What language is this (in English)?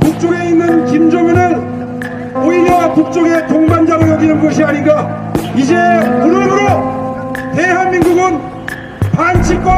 Korean